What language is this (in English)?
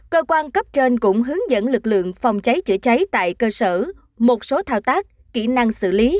Vietnamese